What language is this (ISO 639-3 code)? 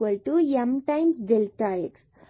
tam